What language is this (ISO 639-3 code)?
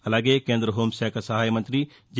tel